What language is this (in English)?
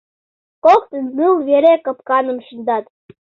Mari